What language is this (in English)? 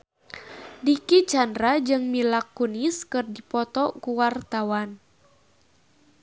Sundanese